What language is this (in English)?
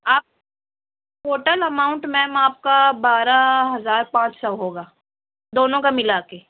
Urdu